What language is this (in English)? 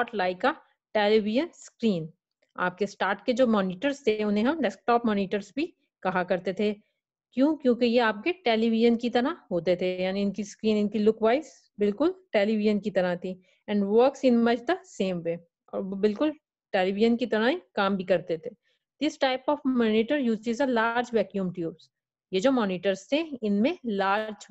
Hindi